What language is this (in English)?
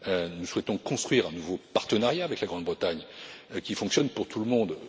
French